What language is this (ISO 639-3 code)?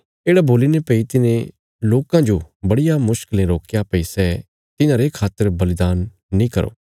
kfs